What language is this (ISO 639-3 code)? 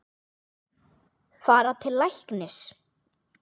isl